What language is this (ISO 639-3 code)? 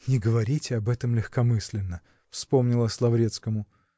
rus